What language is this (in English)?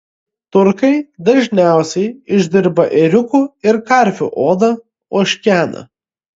Lithuanian